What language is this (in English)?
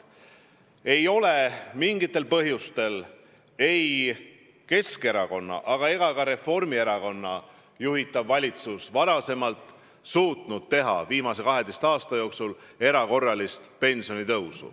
Estonian